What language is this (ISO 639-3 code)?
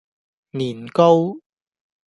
yue